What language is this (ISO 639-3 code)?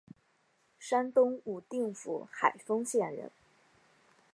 zho